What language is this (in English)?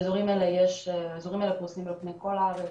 Hebrew